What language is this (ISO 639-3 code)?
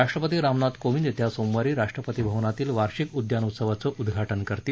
mar